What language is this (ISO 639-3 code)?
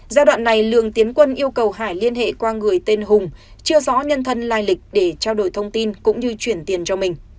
vie